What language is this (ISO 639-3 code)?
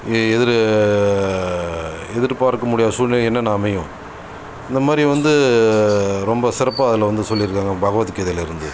tam